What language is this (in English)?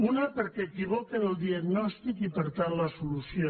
Catalan